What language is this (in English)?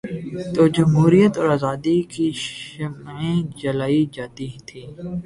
Urdu